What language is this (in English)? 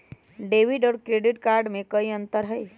Magahi